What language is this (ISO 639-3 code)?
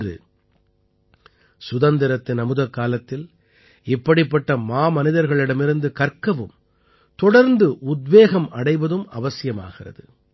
tam